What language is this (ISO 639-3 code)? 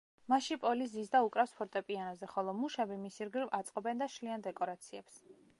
kat